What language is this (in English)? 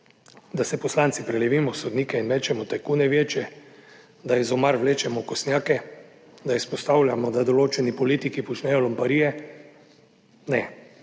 Slovenian